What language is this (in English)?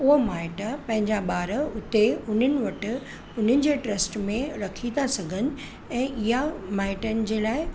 Sindhi